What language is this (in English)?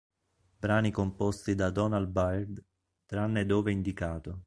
Italian